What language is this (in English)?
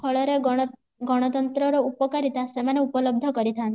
Odia